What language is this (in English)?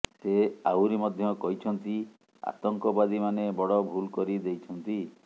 Odia